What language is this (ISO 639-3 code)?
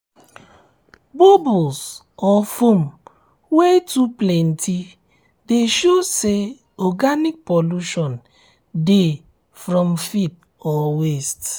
pcm